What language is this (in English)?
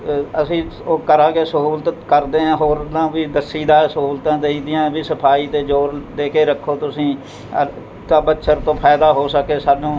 Punjabi